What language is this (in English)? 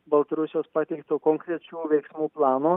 Lithuanian